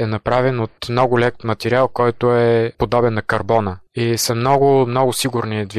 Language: Bulgarian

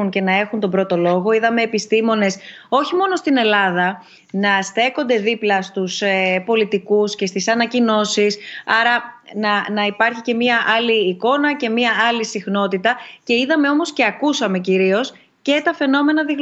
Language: Greek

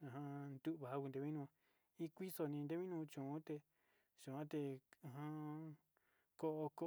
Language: Sinicahua Mixtec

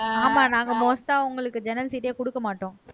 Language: Tamil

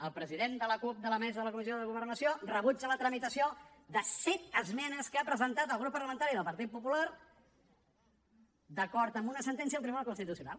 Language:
Catalan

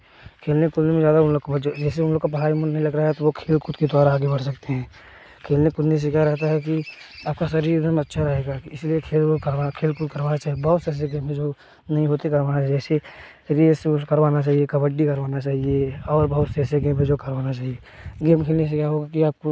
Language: Hindi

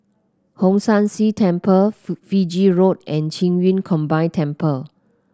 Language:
English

